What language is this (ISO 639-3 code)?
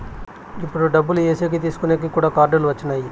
tel